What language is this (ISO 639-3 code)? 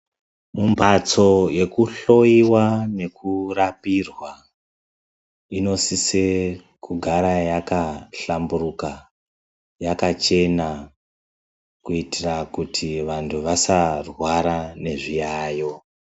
ndc